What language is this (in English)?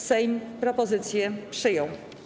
Polish